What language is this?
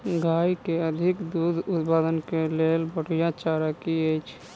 Maithili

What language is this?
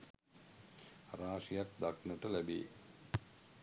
Sinhala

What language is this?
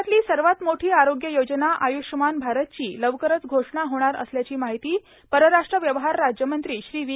Marathi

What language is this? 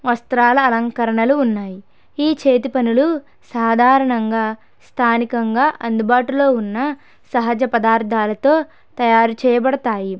Telugu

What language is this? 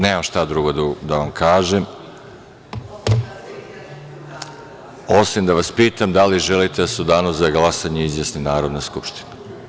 Serbian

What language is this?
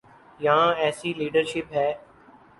Urdu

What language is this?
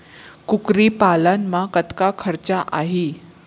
Chhattisgarhi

